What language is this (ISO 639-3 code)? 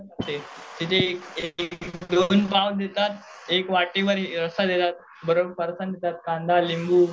mar